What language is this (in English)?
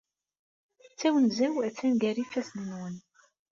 Kabyle